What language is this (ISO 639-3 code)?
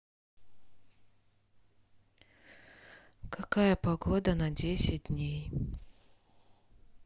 rus